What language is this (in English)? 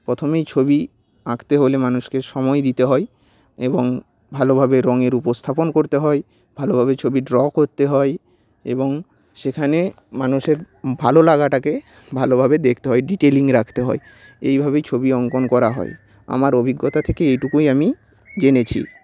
Bangla